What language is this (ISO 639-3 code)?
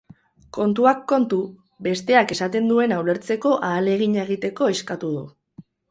eus